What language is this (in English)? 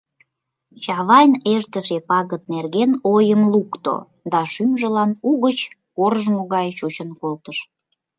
Mari